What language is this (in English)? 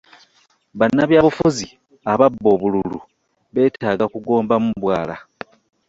Ganda